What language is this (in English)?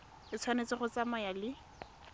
Tswana